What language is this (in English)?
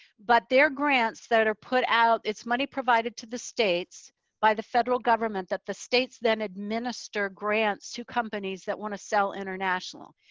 English